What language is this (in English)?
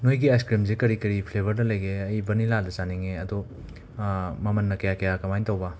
Manipuri